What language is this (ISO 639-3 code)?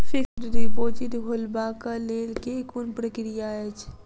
mai